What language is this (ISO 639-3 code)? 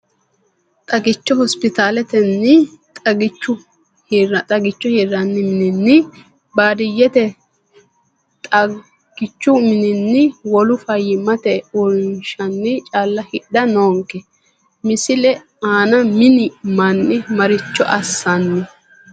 sid